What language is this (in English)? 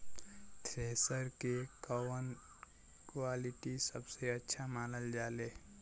Bhojpuri